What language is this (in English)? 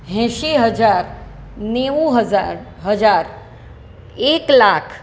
Gujarati